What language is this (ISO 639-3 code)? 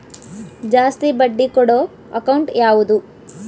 kan